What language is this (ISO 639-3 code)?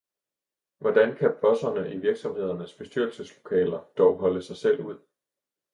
dan